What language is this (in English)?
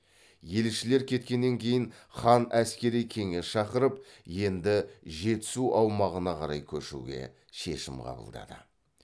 Kazakh